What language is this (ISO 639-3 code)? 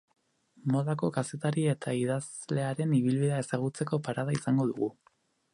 eus